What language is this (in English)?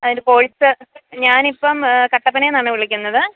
Malayalam